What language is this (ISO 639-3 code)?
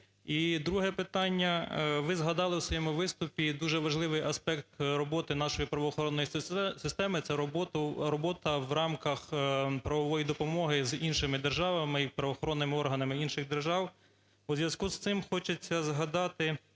ukr